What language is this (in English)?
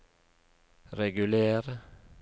Norwegian